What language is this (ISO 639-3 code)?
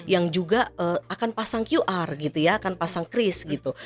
ind